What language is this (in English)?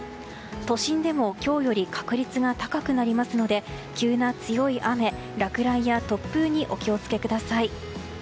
Japanese